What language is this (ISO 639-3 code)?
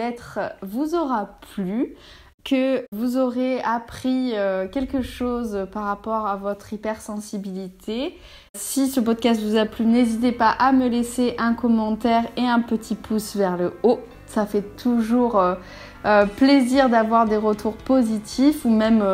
fra